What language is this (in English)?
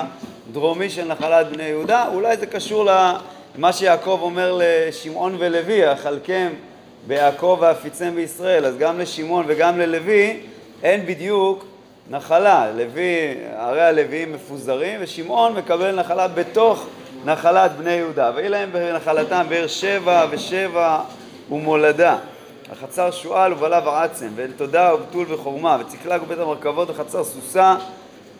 Hebrew